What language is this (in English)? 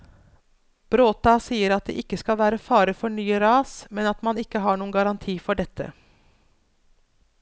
Norwegian